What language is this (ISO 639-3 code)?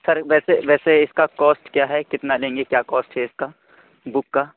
urd